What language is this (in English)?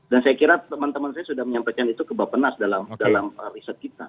Indonesian